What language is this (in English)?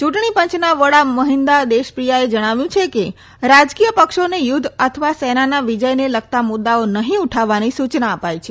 Gujarati